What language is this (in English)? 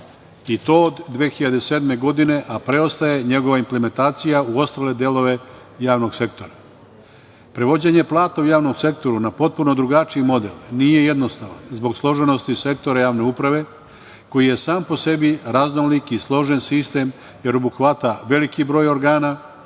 Serbian